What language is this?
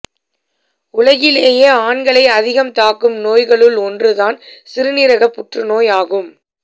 Tamil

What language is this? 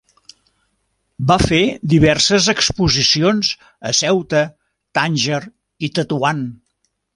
Catalan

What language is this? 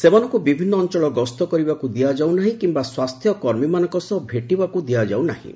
Odia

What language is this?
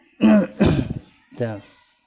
Bodo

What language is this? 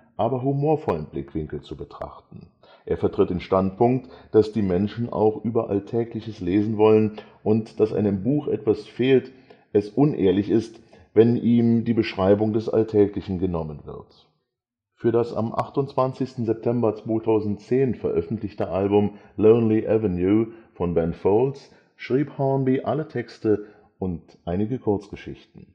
German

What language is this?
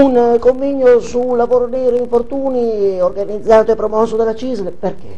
Italian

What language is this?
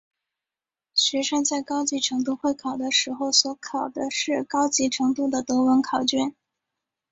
Chinese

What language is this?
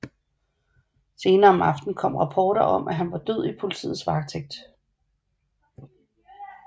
Danish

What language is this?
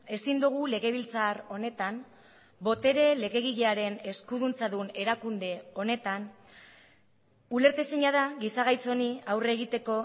Basque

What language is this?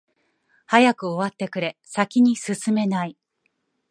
Japanese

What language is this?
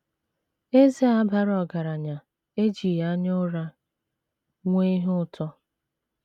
Igbo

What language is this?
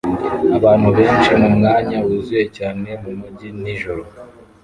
Kinyarwanda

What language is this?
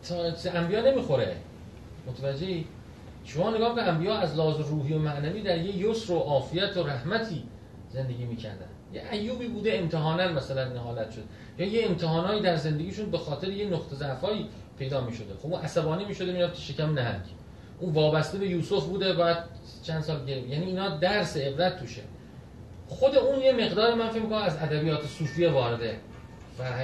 Persian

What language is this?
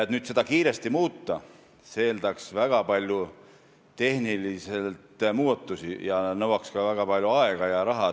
Estonian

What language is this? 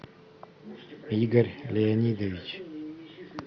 Russian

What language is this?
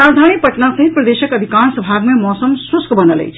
Maithili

